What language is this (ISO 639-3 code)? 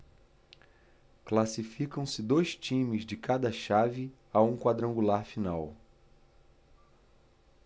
por